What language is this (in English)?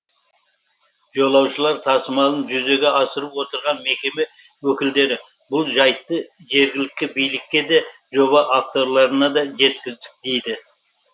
Kazakh